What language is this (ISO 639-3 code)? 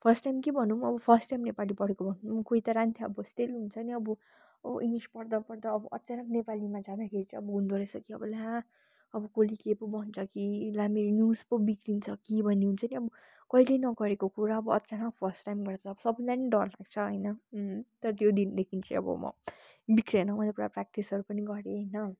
nep